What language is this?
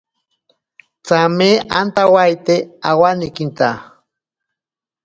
Ashéninka Perené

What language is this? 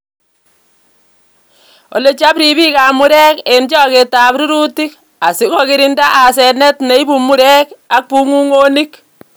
Kalenjin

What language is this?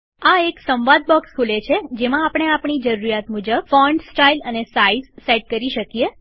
Gujarati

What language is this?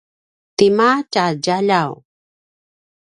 Paiwan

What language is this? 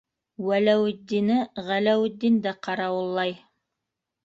Bashkir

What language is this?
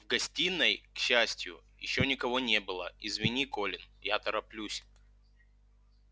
Russian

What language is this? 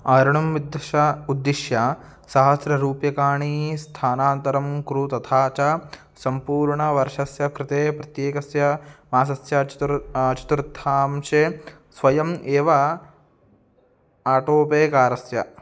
Sanskrit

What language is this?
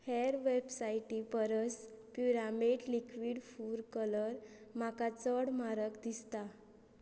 Konkani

